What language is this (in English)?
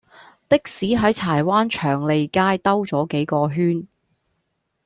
Cantonese